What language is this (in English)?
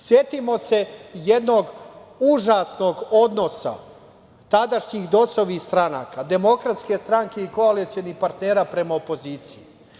Serbian